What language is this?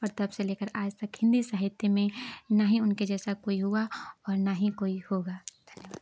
Hindi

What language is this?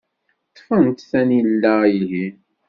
Kabyle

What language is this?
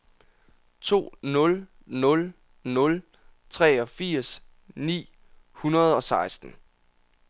Danish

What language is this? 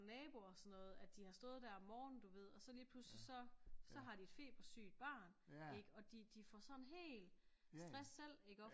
Danish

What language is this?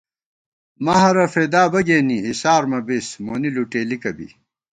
Gawar-Bati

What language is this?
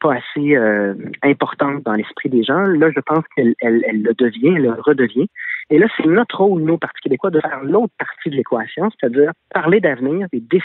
French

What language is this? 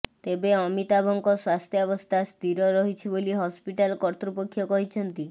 Odia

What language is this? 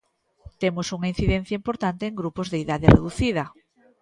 Galician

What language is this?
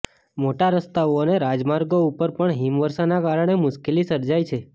Gujarati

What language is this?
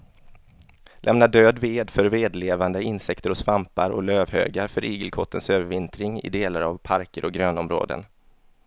Swedish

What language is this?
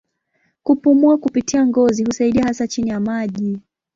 Swahili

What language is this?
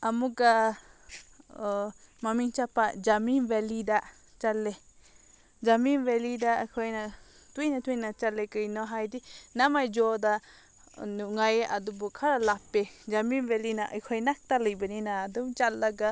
Manipuri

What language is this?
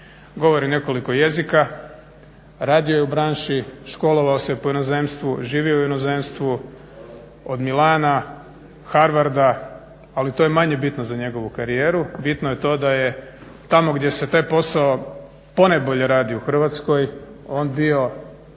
Croatian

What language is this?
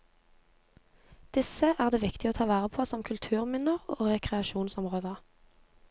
Norwegian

